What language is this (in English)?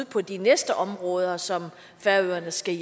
Danish